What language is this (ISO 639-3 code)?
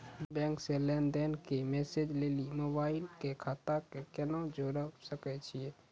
mai